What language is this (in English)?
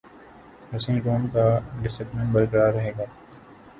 Urdu